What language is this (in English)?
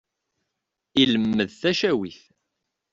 Kabyle